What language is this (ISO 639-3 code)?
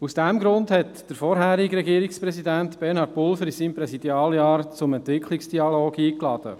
gsw